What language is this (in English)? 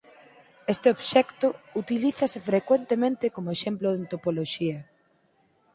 Galician